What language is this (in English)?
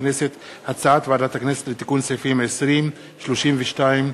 Hebrew